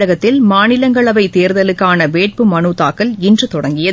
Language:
Tamil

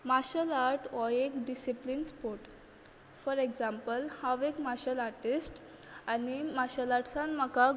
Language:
Konkani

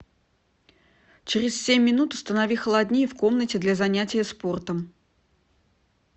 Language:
Russian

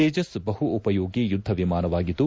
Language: Kannada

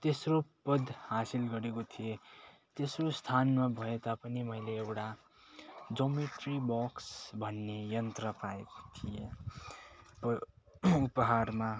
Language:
Nepali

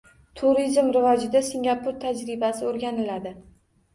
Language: Uzbek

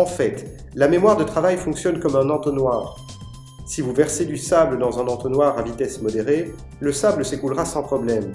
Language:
French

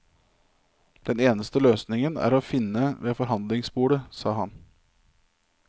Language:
Norwegian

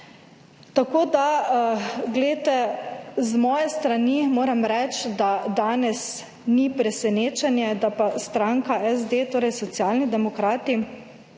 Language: Slovenian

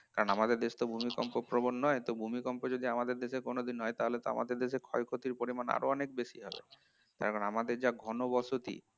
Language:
Bangla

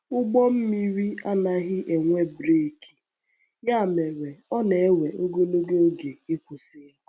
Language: Igbo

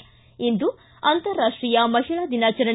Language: Kannada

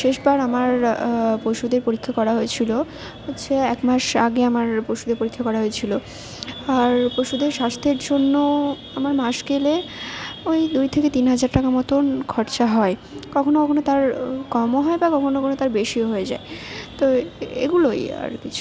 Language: Bangla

